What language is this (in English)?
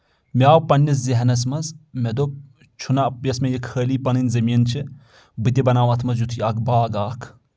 Kashmiri